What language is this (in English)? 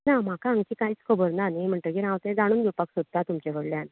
Konkani